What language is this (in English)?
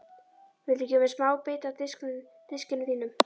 Icelandic